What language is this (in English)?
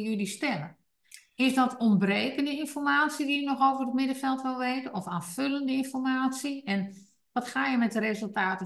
Dutch